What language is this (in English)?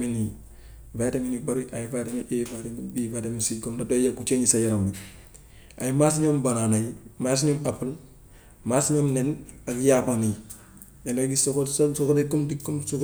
Gambian Wolof